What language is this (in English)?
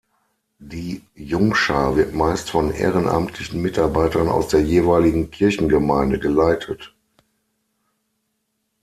German